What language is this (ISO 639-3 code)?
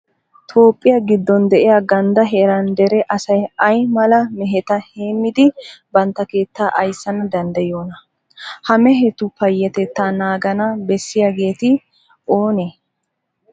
wal